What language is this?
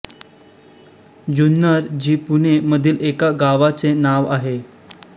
Marathi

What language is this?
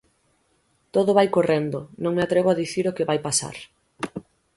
Galician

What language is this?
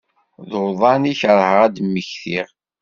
Kabyle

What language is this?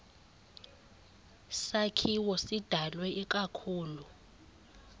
Xhosa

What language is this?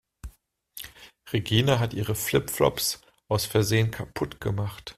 German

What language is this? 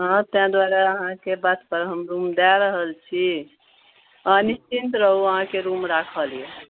Maithili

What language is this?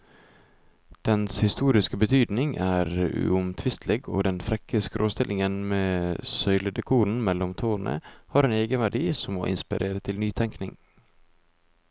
Norwegian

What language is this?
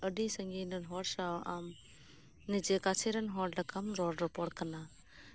Santali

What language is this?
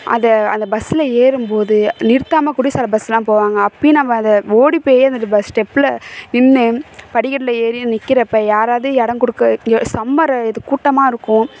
Tamil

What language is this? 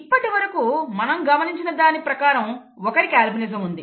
Telugu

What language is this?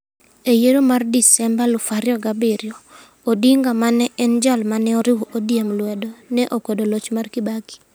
Luo (Kenya and Tanzania)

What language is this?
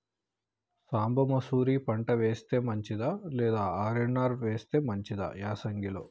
Telugu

